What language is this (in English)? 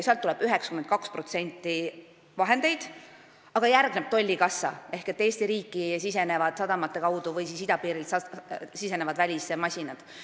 Estonian